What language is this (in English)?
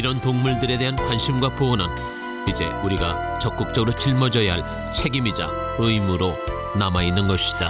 Korean